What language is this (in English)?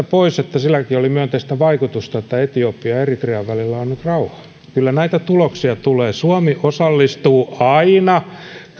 Finnish